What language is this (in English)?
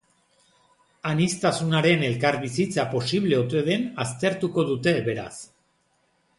Basque